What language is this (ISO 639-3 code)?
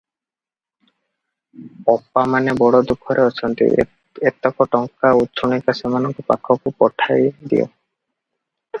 ori